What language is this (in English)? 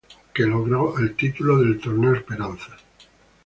Spanish